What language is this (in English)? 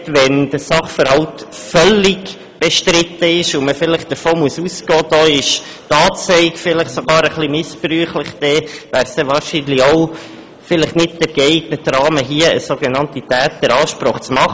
Swiss German